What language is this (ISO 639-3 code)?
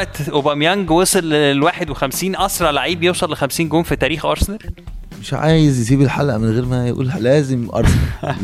ara